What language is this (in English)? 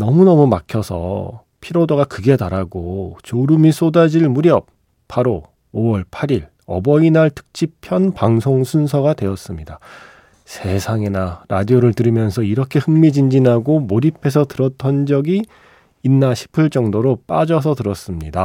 Korean